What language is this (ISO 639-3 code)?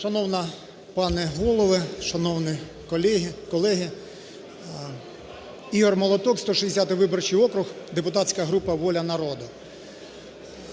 ukr